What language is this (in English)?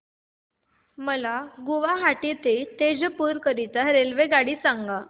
Marathi